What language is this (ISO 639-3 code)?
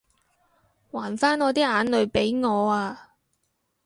yue